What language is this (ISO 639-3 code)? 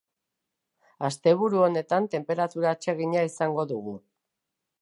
eus